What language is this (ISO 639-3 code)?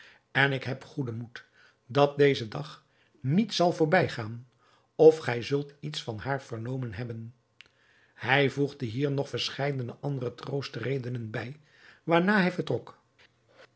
nld